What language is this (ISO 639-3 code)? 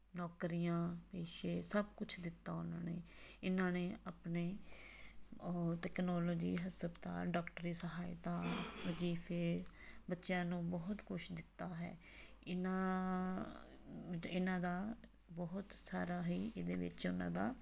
pan